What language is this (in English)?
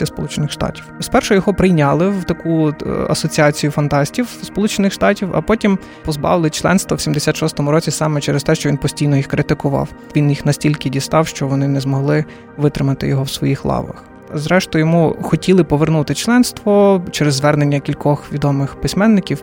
Ukrainian